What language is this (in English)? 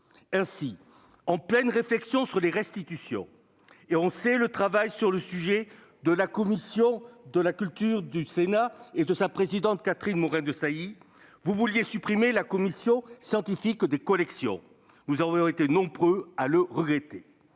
French